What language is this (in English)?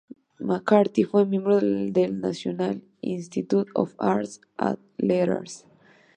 Spanish